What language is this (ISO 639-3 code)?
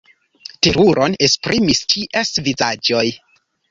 epo